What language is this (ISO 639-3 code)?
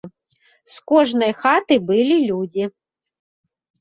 bel